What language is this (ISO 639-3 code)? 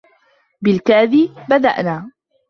ara